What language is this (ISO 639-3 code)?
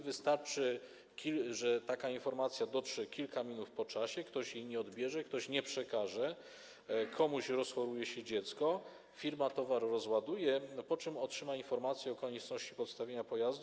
pol